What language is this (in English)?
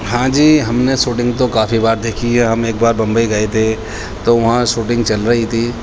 Urdu